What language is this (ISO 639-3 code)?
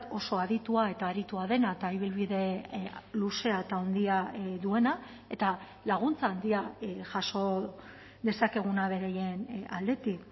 eus